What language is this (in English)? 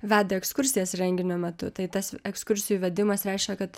Lithuanian